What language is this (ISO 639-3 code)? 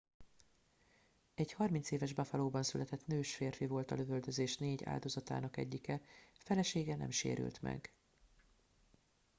hun